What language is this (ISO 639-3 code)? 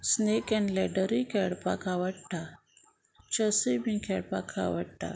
kok